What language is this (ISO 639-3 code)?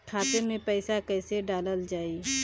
bho